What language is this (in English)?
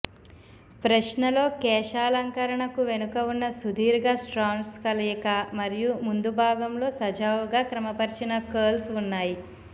Telugu